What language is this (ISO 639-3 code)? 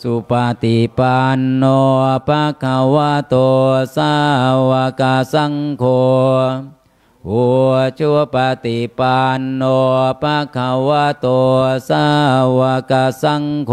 tha